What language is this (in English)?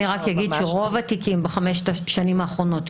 Hebrew